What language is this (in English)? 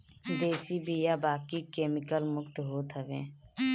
Bhojpuri